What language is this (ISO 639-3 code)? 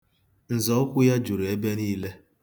ibo